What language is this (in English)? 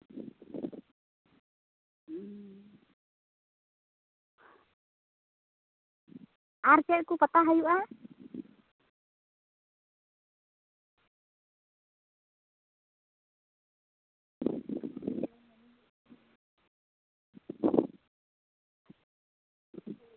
Santali